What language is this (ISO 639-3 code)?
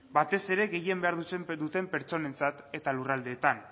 eus